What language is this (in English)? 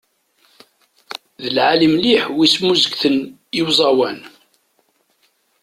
Kabyle